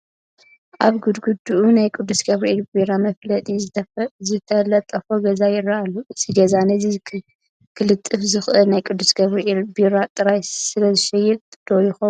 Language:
Tigrinya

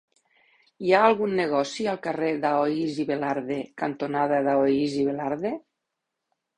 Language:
Catalan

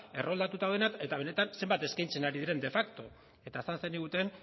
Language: Basque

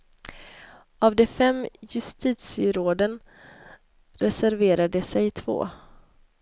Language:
Swedish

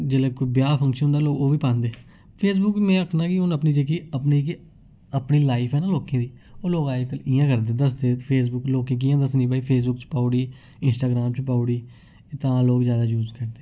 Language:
Dogri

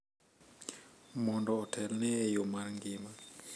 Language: Luo (Kenya and Tanzania)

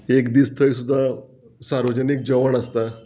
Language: Konkani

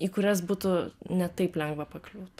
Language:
Lithuanian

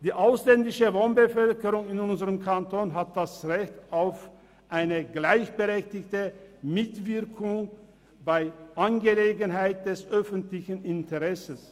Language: Swiss German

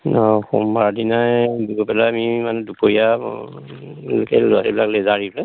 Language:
Assamese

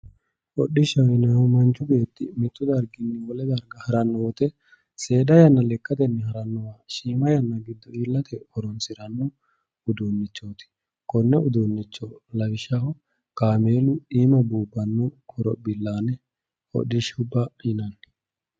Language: Sidamo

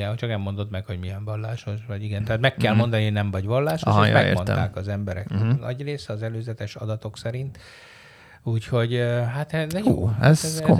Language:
Hungarian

